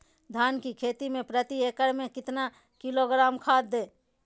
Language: Magahi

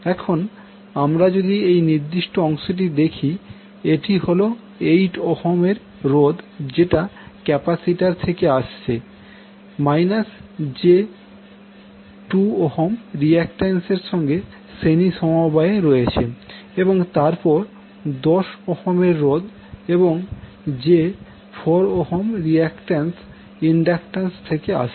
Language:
Bangla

